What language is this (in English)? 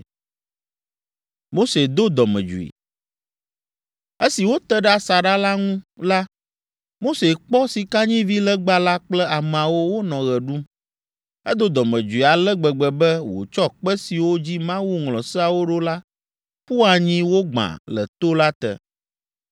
Ewe